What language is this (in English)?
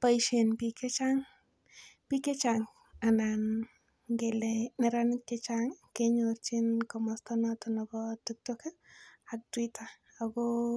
Kalenjin